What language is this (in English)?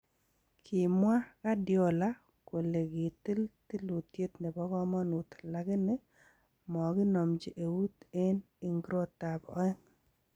Kalenjin